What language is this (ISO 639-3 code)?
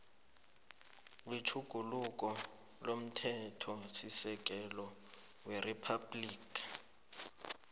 nbl